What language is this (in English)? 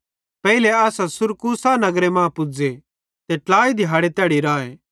Bhadrawahi